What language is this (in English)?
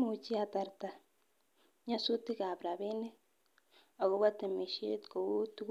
Kalenjin